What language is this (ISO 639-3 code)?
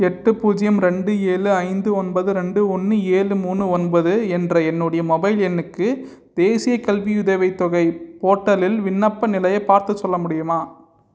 tam